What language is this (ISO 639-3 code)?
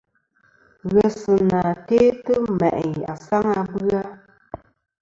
bkm